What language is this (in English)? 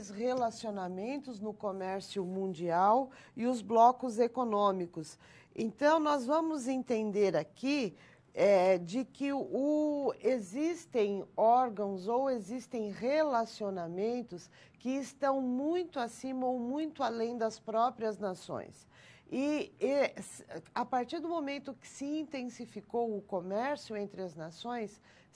Portuguese